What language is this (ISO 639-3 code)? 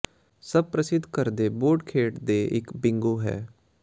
pan